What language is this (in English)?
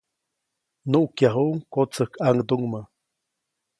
Copainalá Zoque